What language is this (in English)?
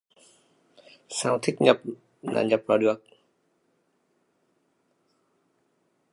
Vietnamese